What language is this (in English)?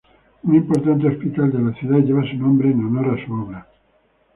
Spanish